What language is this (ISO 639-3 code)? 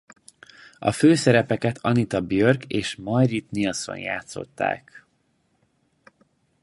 hun